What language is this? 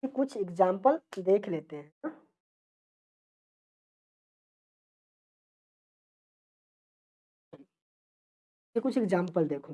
Hindi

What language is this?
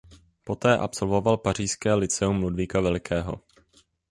Czech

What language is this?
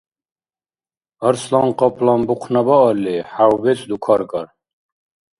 Dargwa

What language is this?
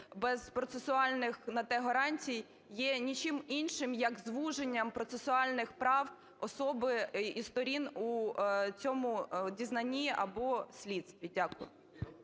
Ukrainian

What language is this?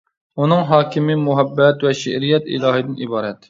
Uyghur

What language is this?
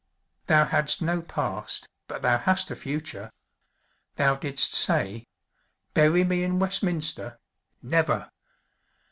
English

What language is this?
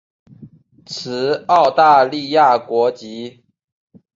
Chinese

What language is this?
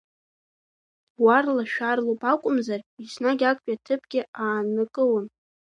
Abkhazian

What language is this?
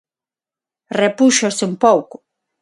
Galician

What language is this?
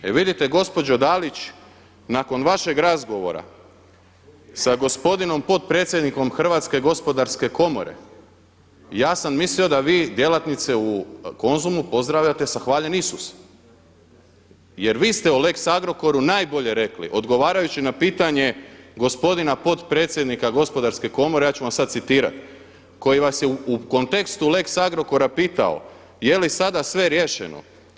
Croatian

